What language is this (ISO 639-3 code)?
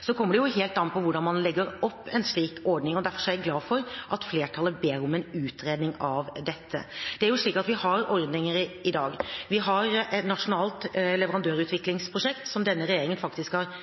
nob